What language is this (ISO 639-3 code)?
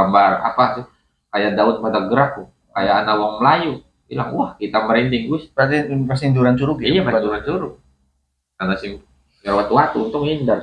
ind